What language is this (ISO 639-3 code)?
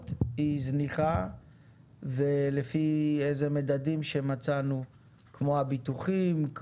heb